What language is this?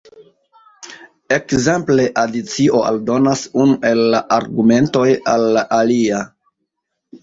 Esperanto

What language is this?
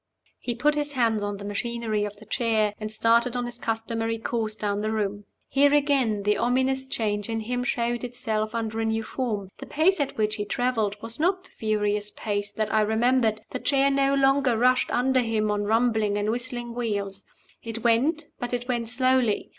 English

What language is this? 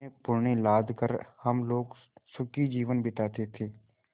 Hindi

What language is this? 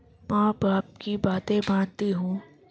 Urdu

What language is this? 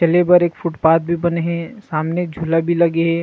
Chhattisgarhi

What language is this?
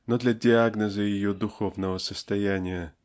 Russian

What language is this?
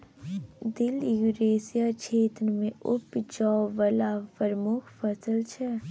Maithili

